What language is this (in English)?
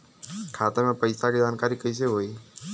Bhojpuri